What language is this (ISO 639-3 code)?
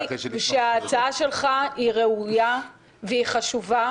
heb